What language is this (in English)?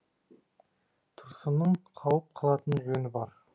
Kazakh